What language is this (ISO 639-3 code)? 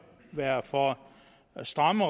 dan